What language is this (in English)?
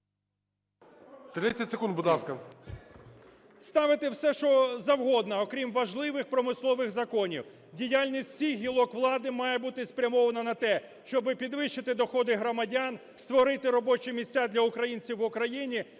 Ukrainian